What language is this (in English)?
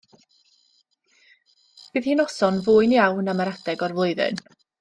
Welsh